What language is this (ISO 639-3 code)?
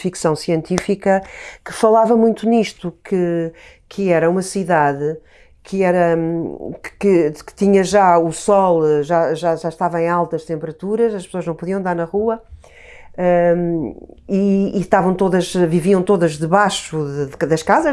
por